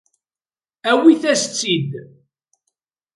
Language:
Kabyle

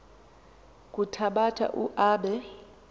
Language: Xhosa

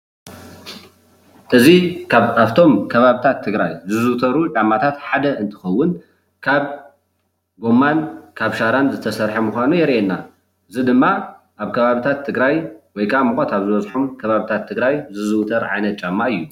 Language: Tigrinya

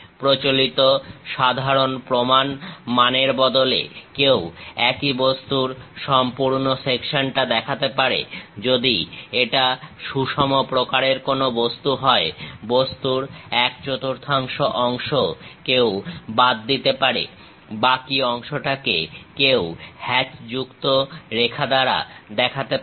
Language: Bangla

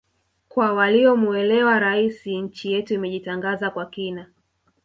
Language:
Swahili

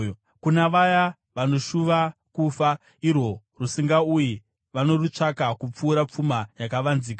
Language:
Shona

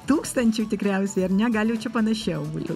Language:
Lithuanian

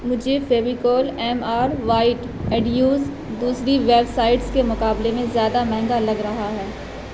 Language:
Urdu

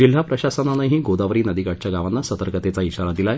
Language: Marathi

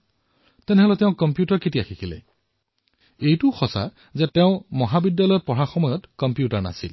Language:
Assamese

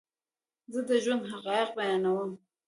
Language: Pashto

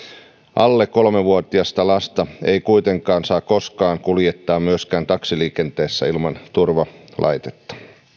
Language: Finnish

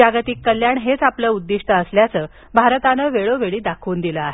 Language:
Marathi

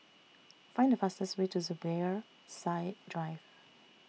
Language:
English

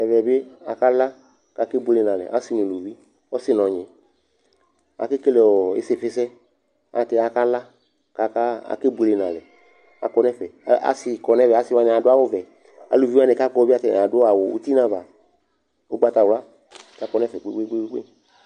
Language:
Ikposo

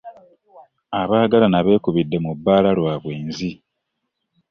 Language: Ganda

